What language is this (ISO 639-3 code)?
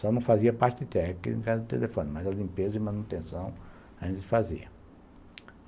por